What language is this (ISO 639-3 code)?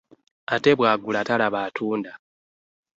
lug